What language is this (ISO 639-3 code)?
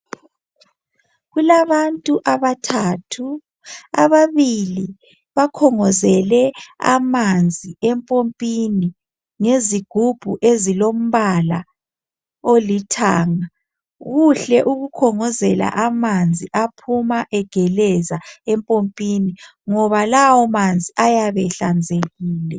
nde